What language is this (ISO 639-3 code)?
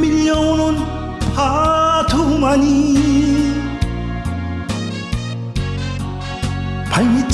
kor